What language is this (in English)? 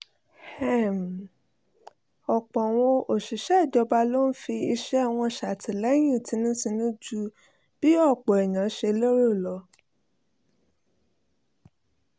Yoruba